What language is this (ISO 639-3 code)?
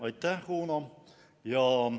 est